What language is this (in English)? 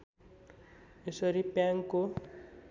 Nepali